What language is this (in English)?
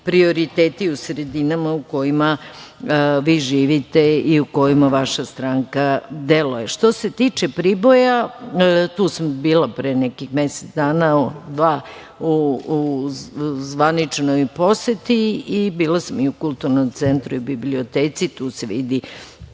Serbian